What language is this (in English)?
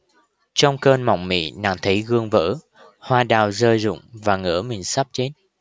Vietnamese